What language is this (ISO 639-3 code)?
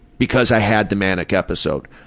eng